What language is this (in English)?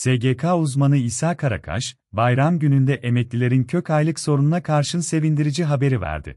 Turkish